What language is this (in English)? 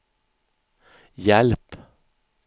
Swedish